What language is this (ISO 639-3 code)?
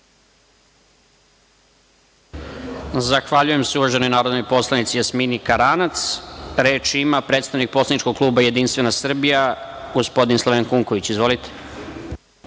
srp